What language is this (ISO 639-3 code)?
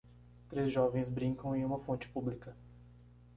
por